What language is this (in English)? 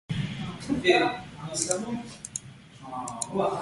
Min Nan Chinese